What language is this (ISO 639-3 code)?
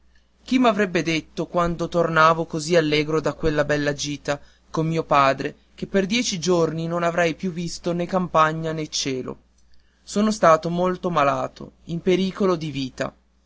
ita